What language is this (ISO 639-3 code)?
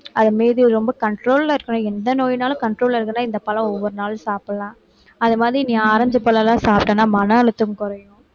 tam